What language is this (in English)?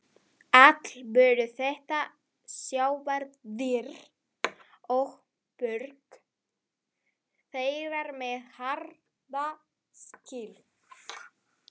Icelandic